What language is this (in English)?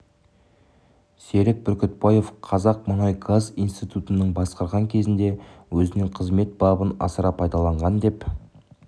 Kazakh